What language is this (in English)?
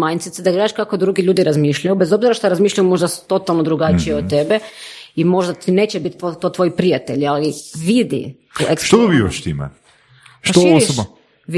Croatian